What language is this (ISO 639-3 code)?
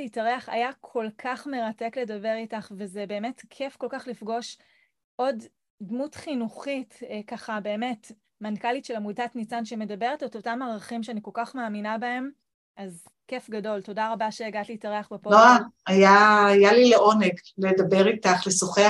heb